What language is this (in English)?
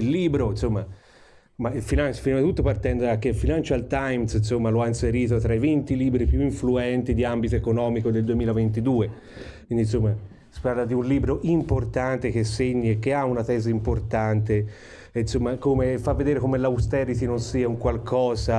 Italian